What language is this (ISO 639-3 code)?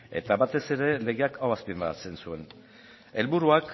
eus